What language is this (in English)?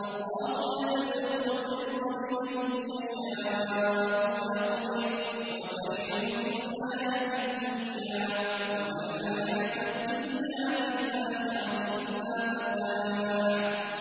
Arabic